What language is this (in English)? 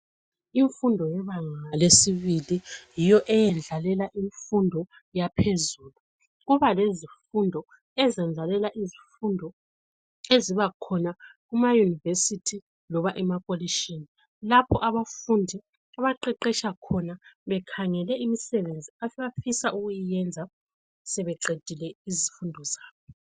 North Ndebele